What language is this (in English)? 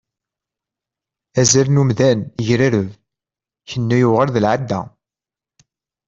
Kabyle